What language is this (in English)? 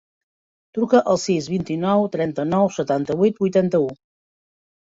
Catalan